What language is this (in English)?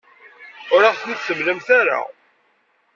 Kabyle